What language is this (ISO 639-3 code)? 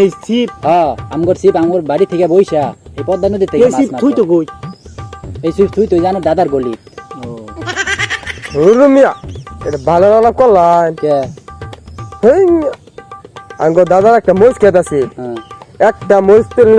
ben